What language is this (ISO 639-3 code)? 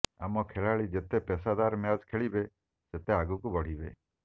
ori